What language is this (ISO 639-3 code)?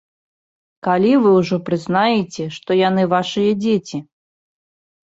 bel